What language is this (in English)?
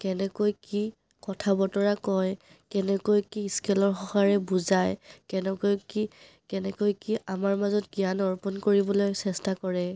Assamese